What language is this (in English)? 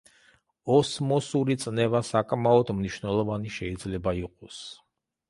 Georgian